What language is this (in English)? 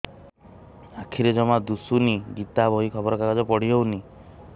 Odia